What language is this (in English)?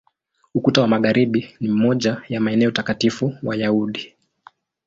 Swahili